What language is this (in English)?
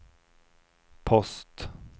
Swedish